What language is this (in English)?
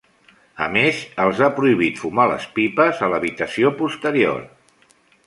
Catalan